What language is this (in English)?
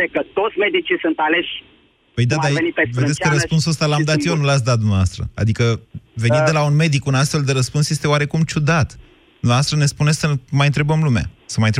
Romanian